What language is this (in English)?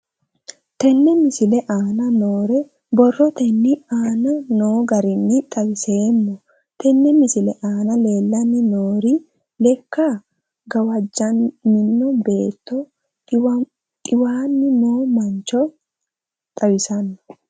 Sidamo